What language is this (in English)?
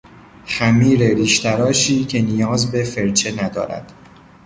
Persian